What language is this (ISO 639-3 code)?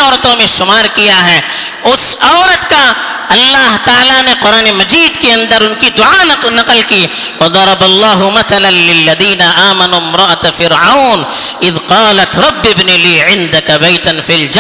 urd